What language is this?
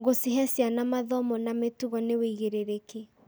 Kikuyu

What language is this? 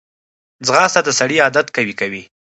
Pashto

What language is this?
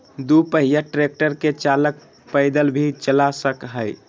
Magahi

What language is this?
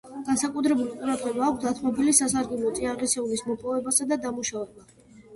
Georgian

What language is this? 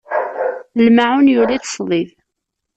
Kabyle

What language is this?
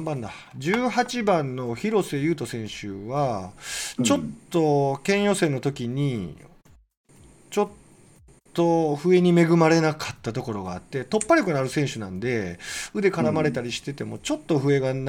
Japanese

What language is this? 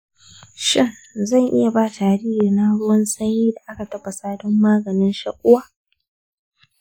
Hausa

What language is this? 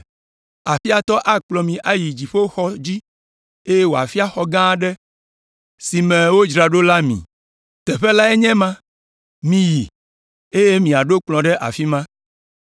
Ewe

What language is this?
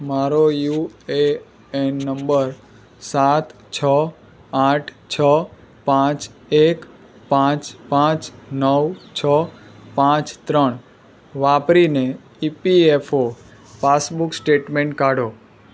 Gujarati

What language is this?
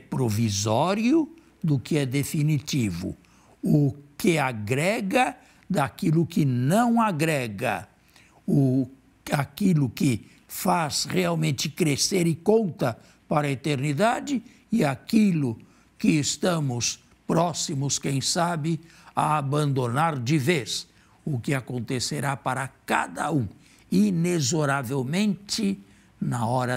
Portuguese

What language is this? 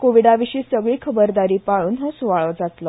Konkani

